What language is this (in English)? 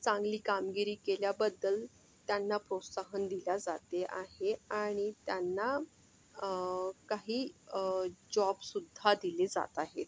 Marathi